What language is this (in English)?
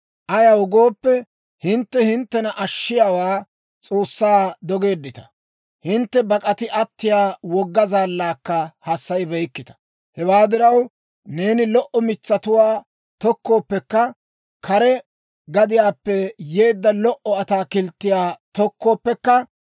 Dawro